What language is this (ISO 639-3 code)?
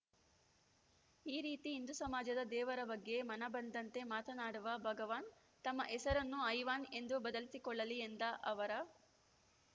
kan